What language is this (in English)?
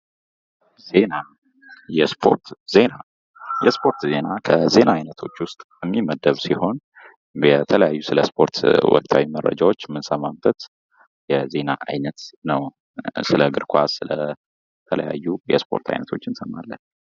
Amharic